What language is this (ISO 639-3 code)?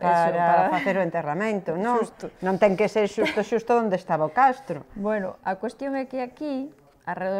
spa